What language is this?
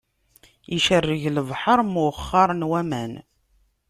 Kabyle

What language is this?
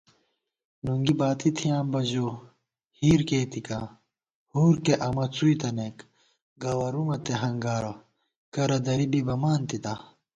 Gawar-Bati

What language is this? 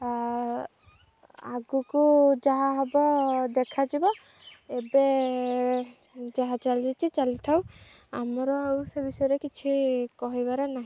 Odia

